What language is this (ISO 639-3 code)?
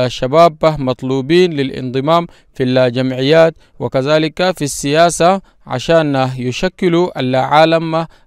ara